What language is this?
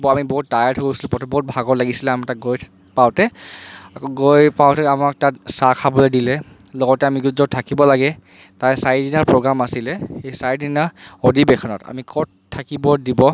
Assamese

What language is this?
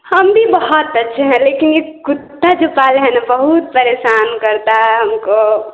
Hindi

